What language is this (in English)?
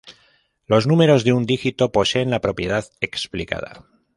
Spanish